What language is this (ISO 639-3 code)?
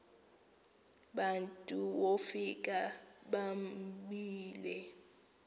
xho